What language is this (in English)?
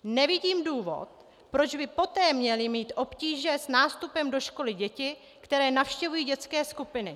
Czech